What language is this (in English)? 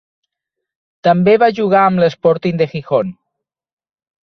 Catalan